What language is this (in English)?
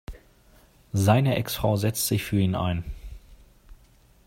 German